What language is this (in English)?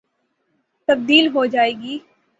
Urdu